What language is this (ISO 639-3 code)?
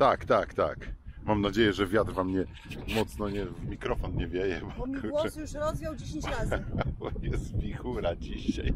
pol